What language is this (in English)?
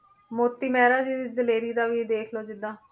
Punjabi